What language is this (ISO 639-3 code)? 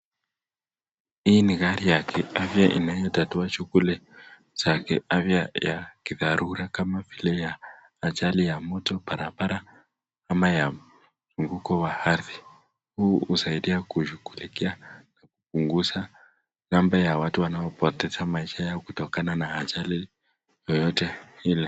swa